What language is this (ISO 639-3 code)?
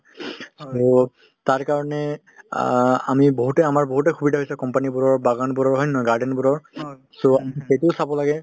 asm